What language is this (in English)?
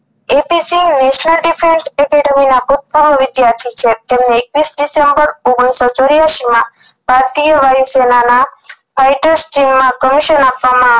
Gujarati